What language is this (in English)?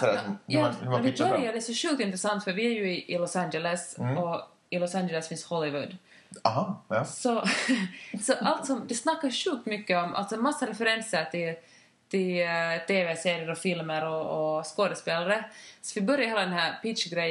Swedish